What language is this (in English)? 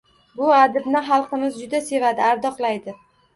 Uzbek